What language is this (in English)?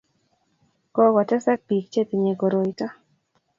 Kalenjin